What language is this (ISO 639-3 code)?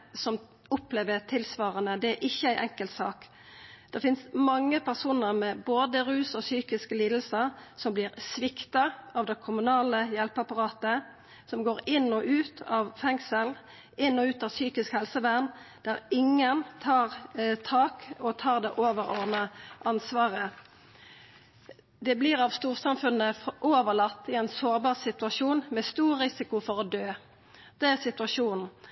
nno